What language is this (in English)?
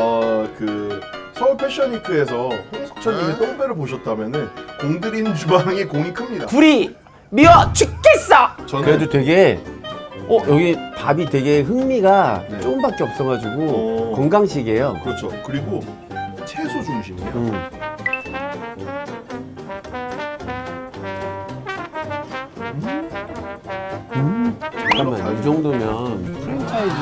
Korean